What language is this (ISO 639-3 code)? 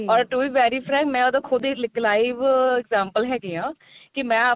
pan